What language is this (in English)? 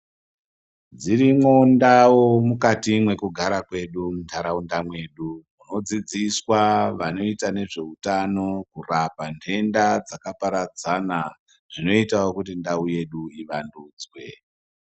Ndau